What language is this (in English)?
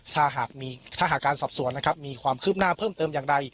Thai